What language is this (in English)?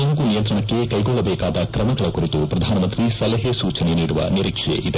Kannada